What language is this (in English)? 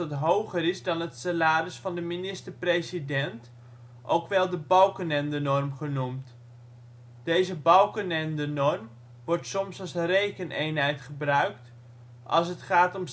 Dutch